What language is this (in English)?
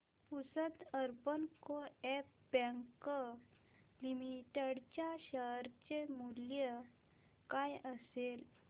Marathi